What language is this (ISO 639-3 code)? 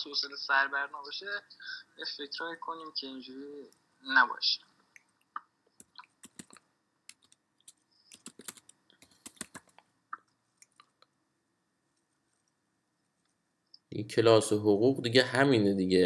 fas